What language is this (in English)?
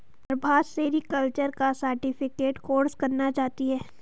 Hindi